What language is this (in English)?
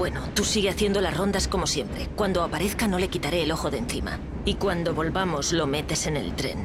Spanish